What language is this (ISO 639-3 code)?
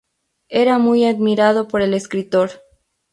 spa